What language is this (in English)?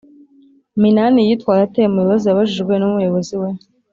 Kinyarwanda